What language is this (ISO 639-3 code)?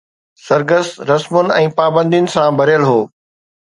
snd